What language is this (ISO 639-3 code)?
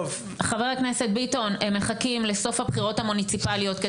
heb